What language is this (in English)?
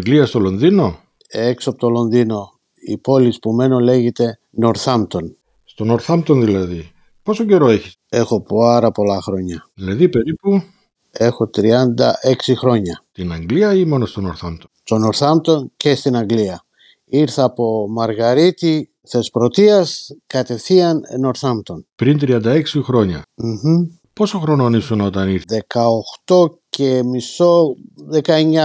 Greek